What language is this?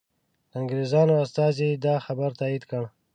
Pashto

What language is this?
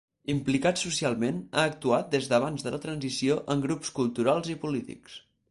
Catalan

